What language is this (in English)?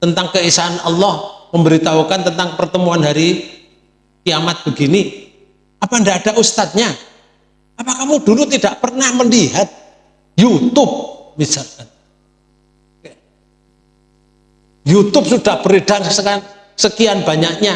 Indonesian